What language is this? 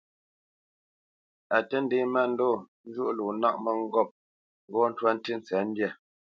Bamenyam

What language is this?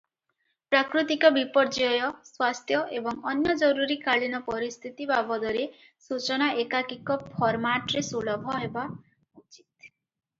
Odia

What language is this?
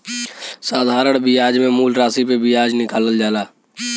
Bhojpuri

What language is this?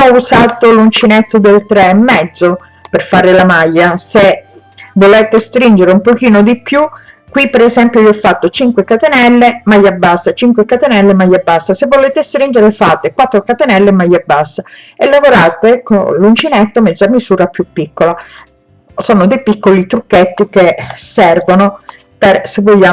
Italian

